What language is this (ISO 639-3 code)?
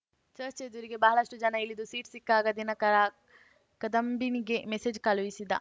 kan